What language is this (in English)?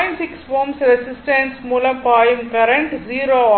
Tamil